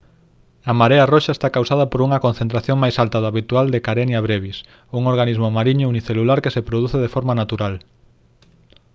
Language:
Galician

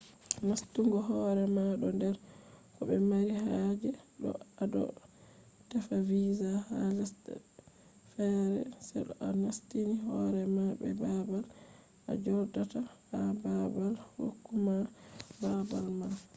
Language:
Fula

